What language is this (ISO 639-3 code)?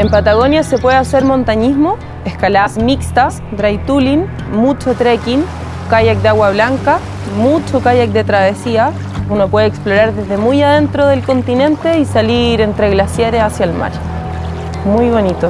spa